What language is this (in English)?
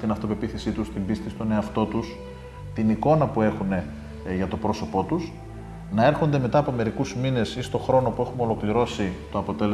Greek